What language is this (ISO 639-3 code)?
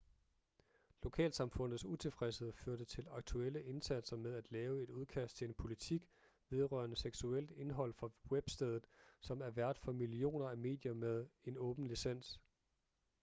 dan